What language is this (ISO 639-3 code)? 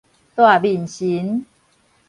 nan